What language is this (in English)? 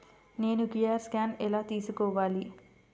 Telugu